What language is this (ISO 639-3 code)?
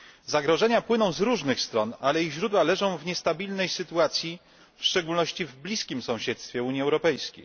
pol